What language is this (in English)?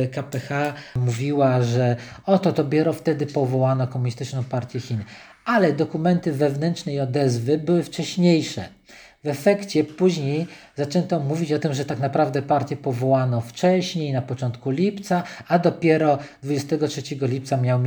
Polish